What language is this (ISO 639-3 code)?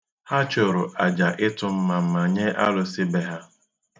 ibo